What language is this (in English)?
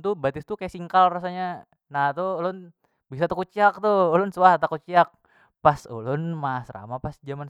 Banjar